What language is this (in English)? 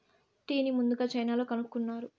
Telugu